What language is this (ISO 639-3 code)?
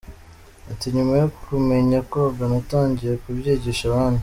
kin